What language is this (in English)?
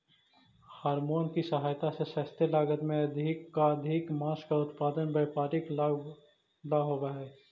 Magahi